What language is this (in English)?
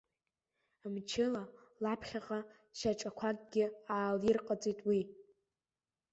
Abkhazian